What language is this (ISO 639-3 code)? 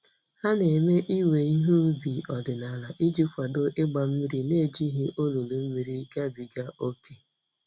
ibo